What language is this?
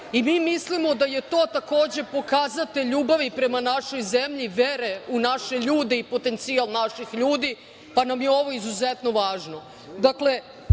Serbian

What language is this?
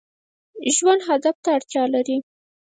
Pashto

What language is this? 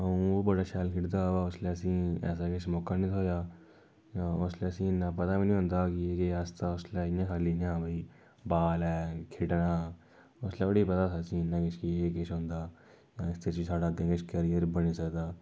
Dogri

